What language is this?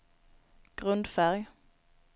Swedish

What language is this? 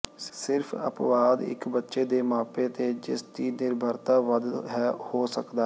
Punjabi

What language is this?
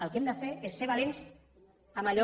Catalan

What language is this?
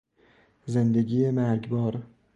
Persian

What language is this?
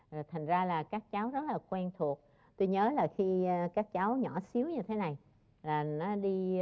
Vietnamese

